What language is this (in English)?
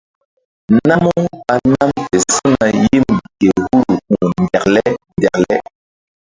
Mbum